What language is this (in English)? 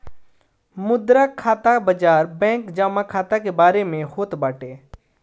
Bhojpuri